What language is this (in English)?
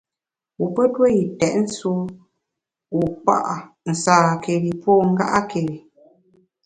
Bamun